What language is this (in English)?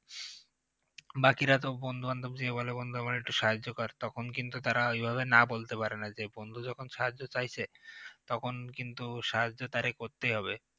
Bangla